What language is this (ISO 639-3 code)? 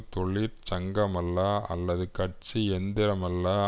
tam